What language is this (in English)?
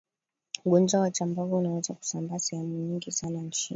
Swahili